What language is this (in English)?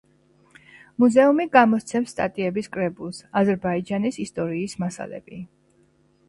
Georgian